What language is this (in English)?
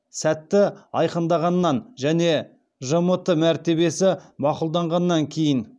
Kazakh